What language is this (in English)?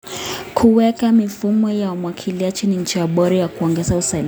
Kalenjin